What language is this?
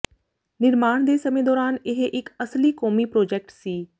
Punjabi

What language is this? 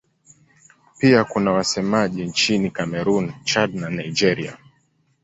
Swahili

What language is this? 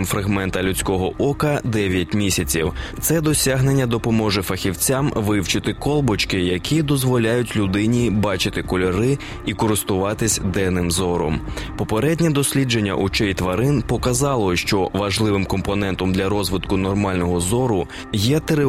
Ukrainian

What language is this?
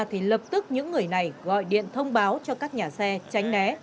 Vietnamese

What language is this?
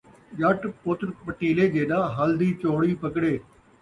Saraiki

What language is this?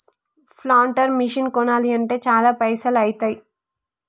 Telugu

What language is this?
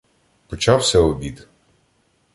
Ukrainian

